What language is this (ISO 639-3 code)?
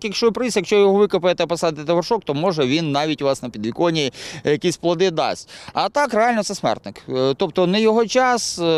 ukr